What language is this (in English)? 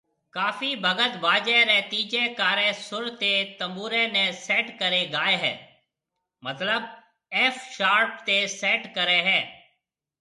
Marwari (Pakistan)